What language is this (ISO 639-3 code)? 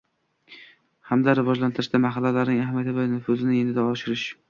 uzb